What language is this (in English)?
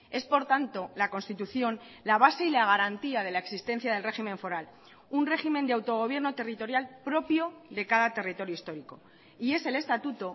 Spanish